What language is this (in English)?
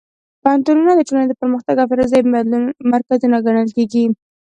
Pashto